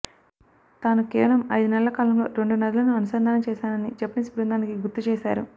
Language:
Telugu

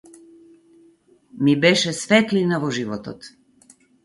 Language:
Macedonian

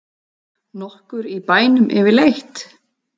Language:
Icelandic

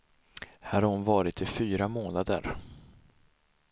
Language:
Swedish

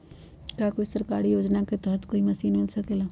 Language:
Magahi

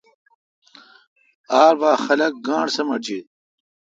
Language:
Kalkoti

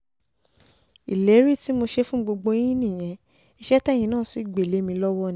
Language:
Yoruba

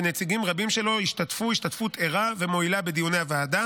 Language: Hebrew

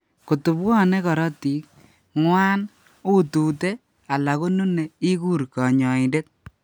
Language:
Kalenjin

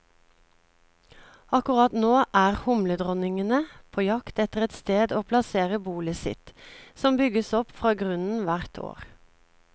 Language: Norwegian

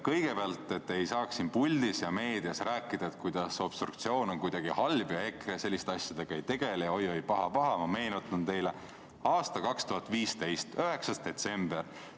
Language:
Estonian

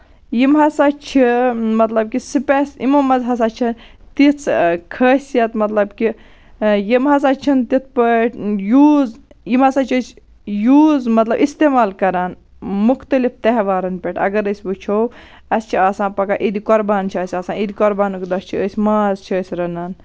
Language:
Kashmiri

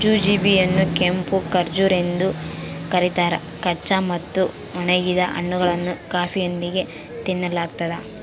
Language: Kannada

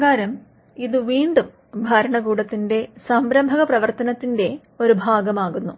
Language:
Malayalam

